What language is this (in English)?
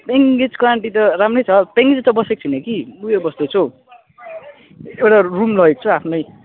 Nepali